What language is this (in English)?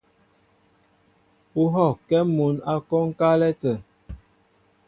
Mbo (Cameroon)